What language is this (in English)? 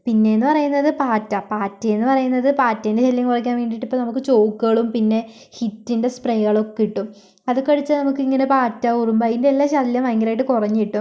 Malayalam